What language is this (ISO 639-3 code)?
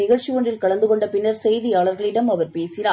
tam